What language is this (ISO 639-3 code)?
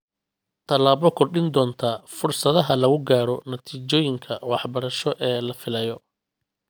som